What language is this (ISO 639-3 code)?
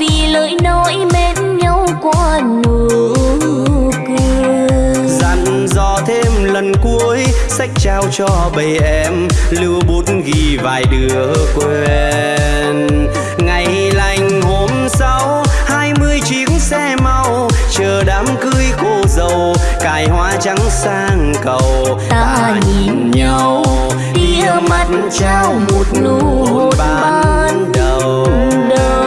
vie